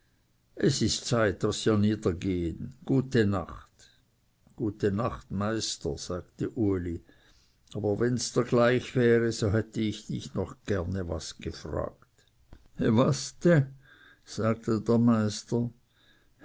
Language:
German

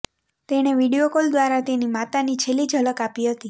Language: Gujarati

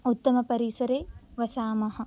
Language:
Sanskrit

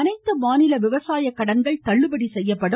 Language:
Tamil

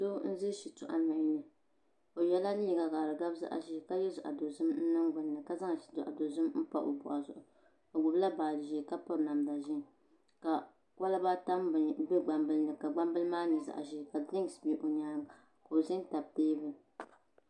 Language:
Dagbani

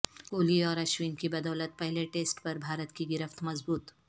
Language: Urdu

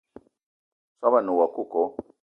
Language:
Eton (Cameroon)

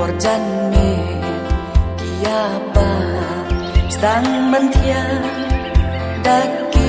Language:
Thai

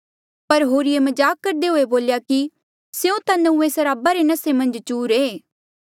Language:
Mandeali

